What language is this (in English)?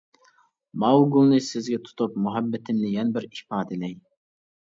Uyghur